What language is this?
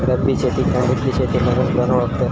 Marathi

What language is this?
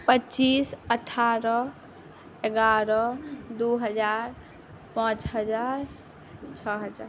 Maithili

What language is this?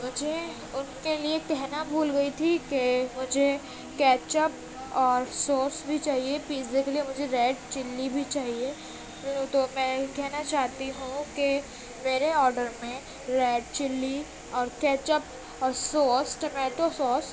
Urdu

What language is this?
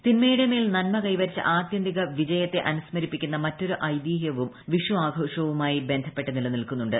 Malayalam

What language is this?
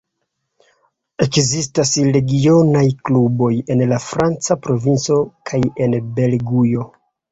Esperanto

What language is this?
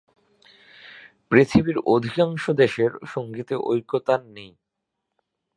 Bangla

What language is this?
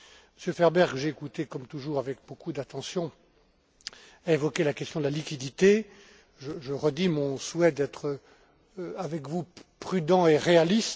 French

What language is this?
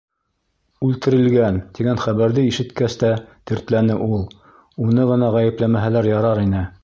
Bashkir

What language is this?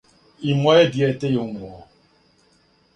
Serbian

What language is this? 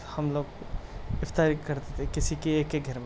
Urdu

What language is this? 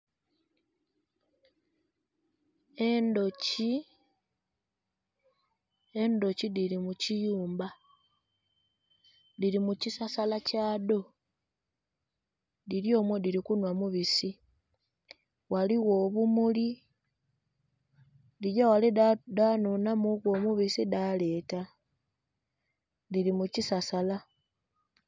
Soga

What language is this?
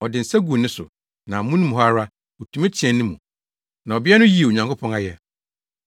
Akan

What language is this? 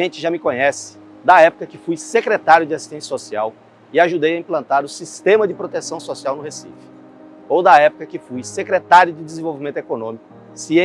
Portuguese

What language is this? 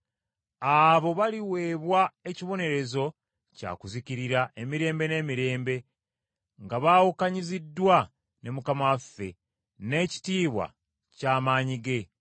Ganda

